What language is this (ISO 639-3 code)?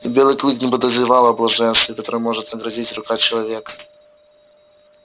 rus